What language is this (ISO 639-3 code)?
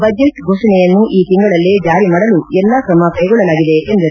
kan